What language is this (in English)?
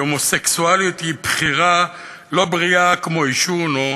Hebrew